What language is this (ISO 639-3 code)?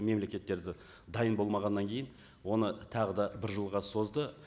kaz